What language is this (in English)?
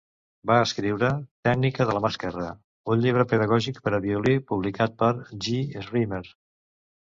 Catalan